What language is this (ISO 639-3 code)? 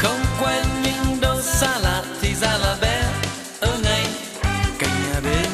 vie